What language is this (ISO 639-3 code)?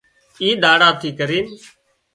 kxp